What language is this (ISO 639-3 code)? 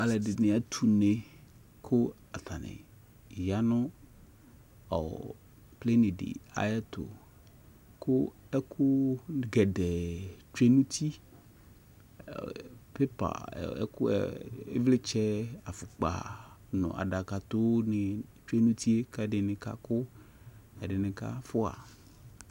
kpo